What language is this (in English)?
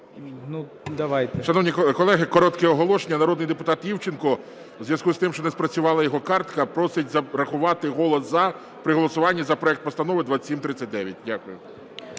Ukrainian